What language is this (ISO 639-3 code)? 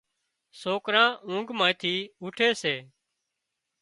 kxp